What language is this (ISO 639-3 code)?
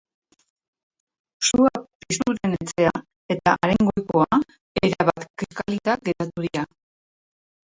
eus